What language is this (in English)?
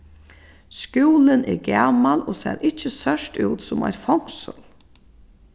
Faroese